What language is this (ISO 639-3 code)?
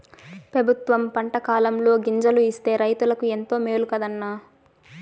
tel